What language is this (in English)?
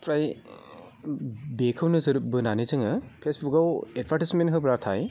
Bodo